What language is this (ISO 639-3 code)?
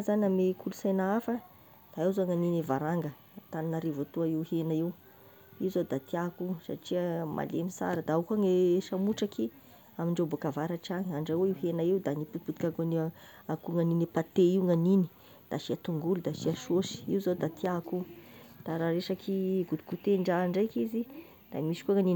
tkg